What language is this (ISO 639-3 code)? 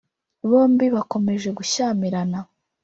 kin